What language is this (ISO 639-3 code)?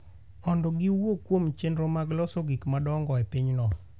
luo